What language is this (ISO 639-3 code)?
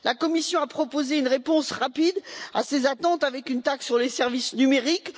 fra